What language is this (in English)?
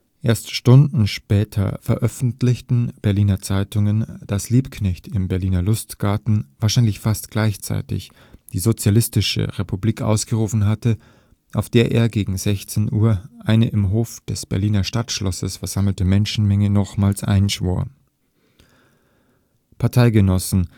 German